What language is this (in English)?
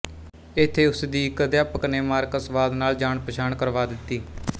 Punjabi